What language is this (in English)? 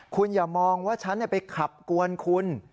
Thai